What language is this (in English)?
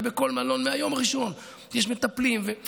Hebrew